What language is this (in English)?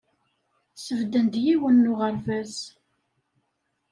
Kabyle